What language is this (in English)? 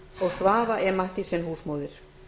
Icelandic